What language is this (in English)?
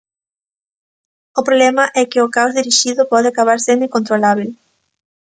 Galician